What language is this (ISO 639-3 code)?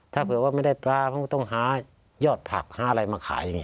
tha